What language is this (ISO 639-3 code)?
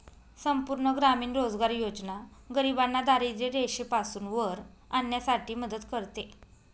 mar